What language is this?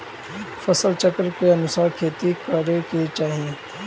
Bhojpuri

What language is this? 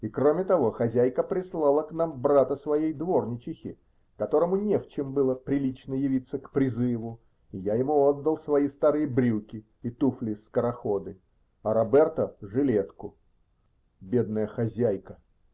Russian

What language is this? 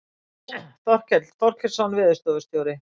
Icelandic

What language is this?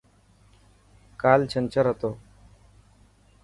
Dhatki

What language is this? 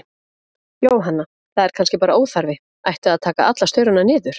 Icelandic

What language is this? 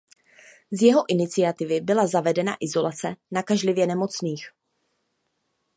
Czech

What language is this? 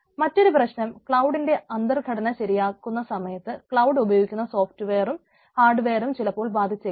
Malayalam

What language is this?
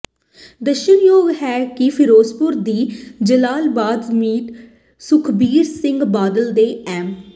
Punjabi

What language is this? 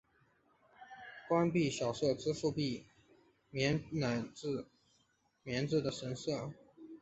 Chinese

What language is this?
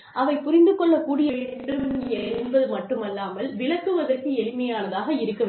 Tamil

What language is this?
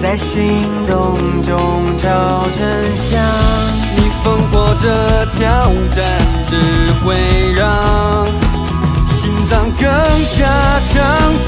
Chinese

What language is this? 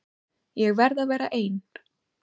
Icelandic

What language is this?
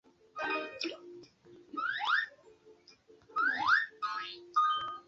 Swahili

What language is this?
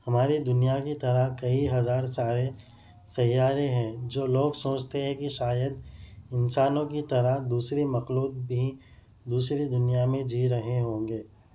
Urdu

